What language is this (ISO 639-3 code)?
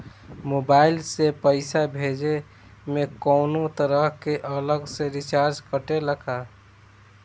bho